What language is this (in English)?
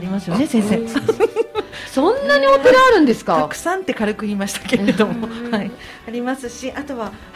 Japanese